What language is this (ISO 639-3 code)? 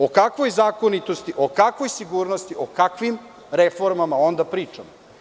srp